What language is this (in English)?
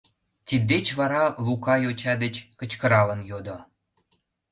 Mari